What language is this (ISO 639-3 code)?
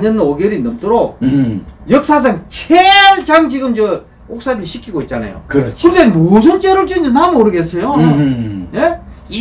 kor